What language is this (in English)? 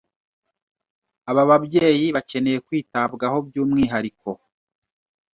Kinyarwanda